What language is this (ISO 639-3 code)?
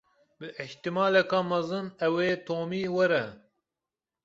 kur